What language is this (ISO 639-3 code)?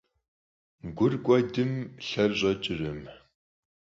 kbd